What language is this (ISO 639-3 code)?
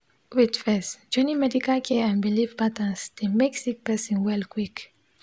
pcm